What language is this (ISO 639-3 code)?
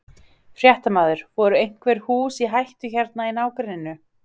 isl